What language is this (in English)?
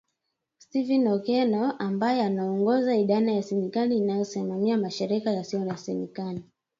Swahili